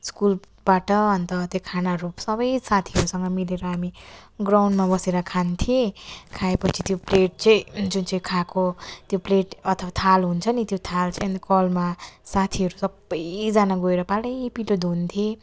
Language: Nepali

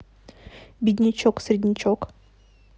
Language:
Russian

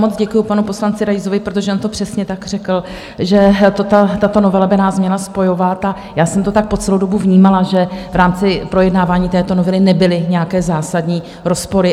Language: Czech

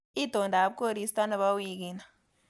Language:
Kalenjin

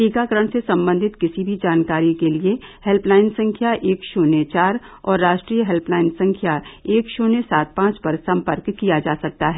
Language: Hindi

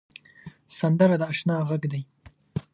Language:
Pashto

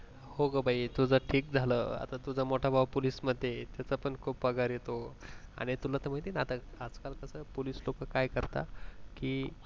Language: Marathi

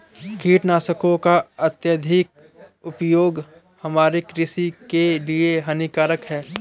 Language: Hindi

